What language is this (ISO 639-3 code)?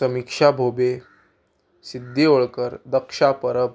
kok